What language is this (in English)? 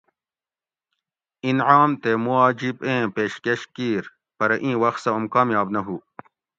Gawri